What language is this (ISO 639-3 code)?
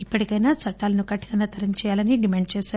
tel